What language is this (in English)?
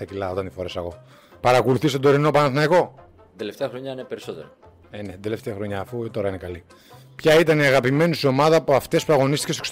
Greek